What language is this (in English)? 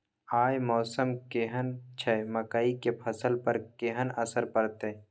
Maithili